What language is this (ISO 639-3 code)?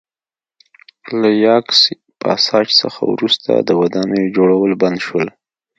pus